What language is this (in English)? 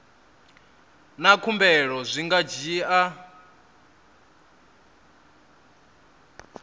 Venda